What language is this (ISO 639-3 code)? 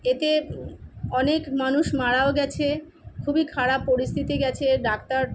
ben